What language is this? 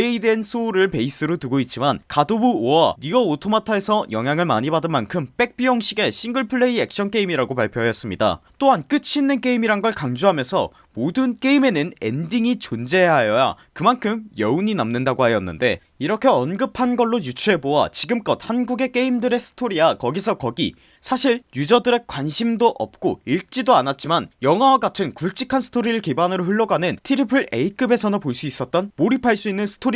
Korean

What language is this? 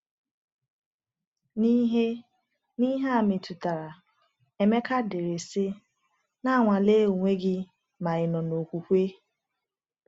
Igbo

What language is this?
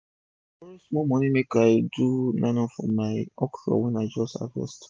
Nigerian Pidgin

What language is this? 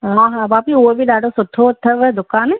Sindhi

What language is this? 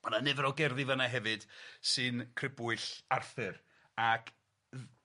Welsh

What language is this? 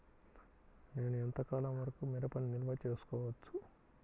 Telugu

